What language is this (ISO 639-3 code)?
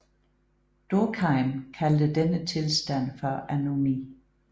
dan